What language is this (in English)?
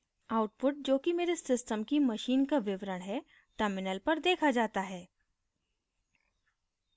Hindi